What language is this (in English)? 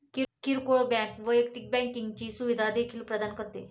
Marathi